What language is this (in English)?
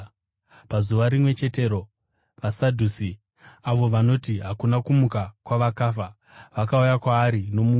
Shona